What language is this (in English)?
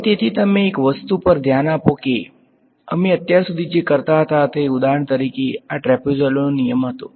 Gujarati